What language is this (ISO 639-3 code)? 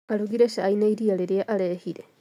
kik